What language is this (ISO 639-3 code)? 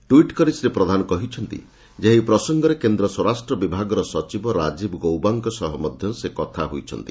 ori